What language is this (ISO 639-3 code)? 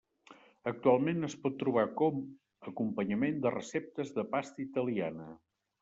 cat